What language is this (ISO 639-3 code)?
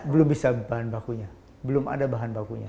ind